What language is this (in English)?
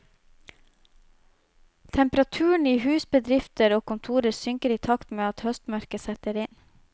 Norwegian